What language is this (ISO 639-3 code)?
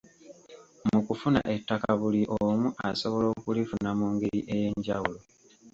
lug